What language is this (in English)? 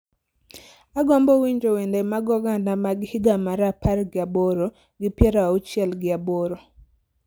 Luo (Kenya and Tanzania)